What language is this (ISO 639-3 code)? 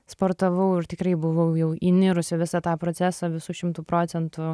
lit